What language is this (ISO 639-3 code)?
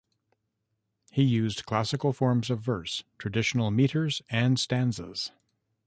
eng